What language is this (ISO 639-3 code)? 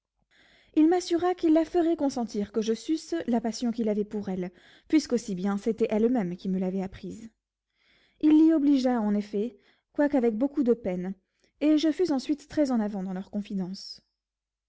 fra